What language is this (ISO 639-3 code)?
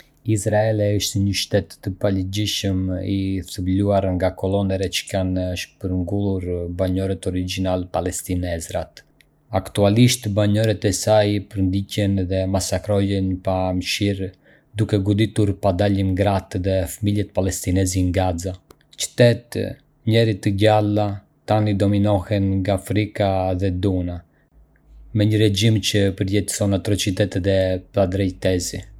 aae